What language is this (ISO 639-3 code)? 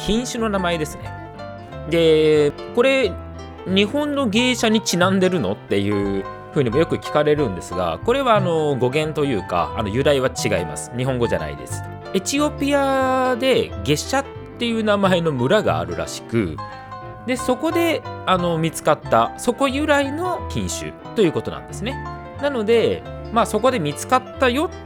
jpn